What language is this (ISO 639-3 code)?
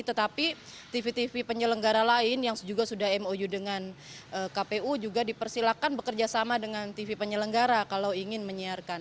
ind